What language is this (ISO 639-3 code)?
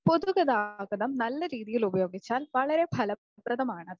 mal